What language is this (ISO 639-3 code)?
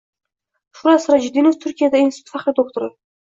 uzb